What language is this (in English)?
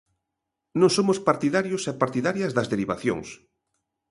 Galician